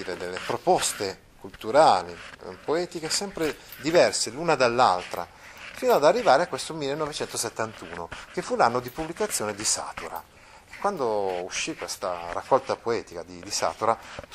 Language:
Italian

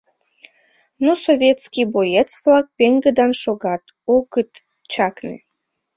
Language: Mari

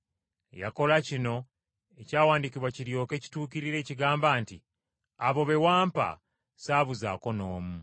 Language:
Ganda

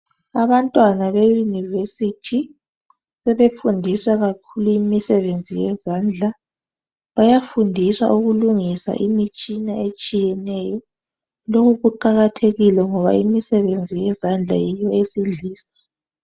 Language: North Ndebele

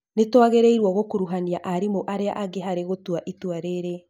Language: Kikuyu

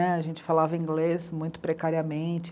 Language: Portuguese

